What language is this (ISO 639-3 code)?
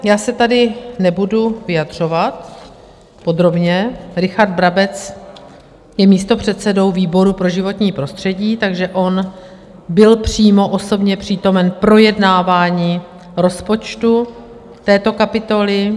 ces